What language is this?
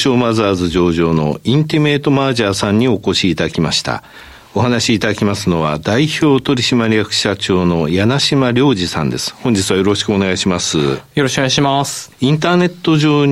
Japanese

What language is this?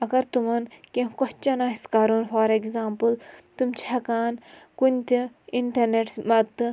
Kashmiri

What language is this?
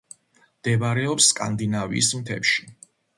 Georgian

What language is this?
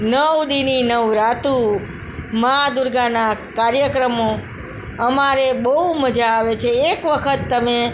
Gujarati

